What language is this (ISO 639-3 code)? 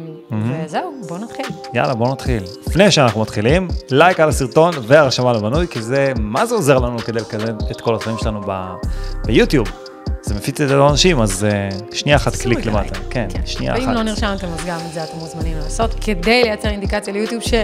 heb